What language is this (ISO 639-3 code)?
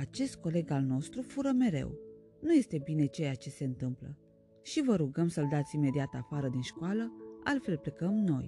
ron